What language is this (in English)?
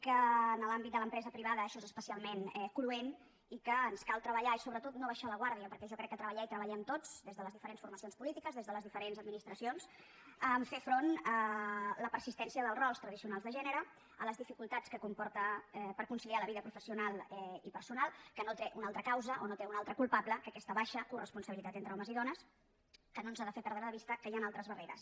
Catalan